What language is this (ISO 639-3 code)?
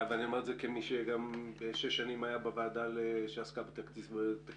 heb